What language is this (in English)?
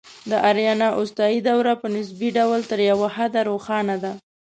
Pashto